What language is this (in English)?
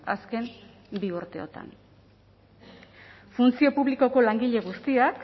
Basque